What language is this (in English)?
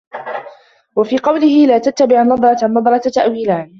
Arabic